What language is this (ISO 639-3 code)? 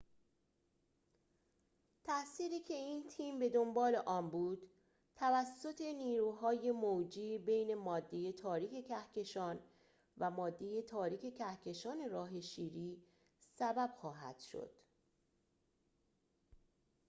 fas